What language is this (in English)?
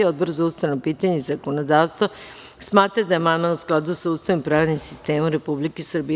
Serbian